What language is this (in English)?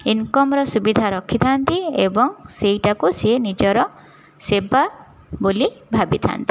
Odia